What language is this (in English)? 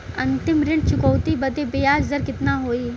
Bhojpuri